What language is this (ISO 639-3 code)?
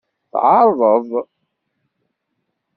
kab